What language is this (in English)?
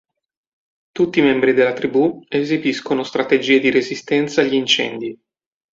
Italian